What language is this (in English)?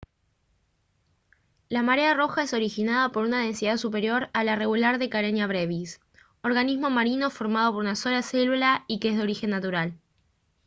Spanish